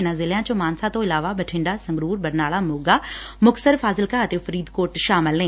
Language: Punjabi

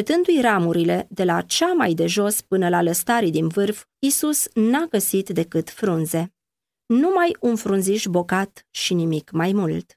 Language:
Romanian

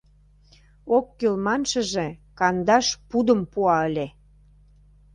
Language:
Mari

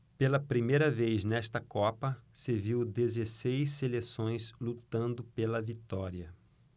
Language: Portuguese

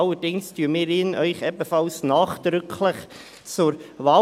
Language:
Swiss German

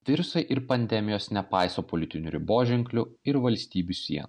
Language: Lithuanian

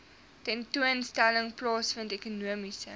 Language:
Afrikaans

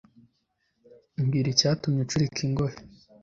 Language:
Kinyarwanda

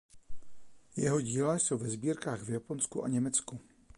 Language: Czech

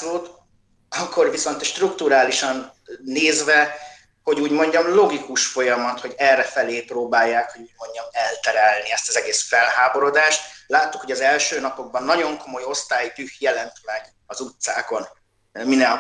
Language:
Hungarian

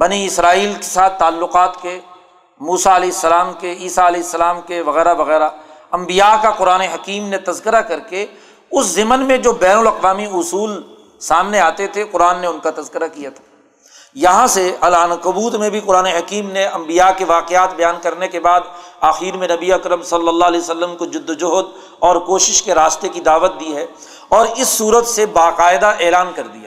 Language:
Urdu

